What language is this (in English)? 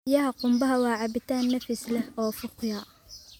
Somali